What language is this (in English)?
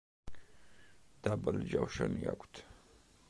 Georgian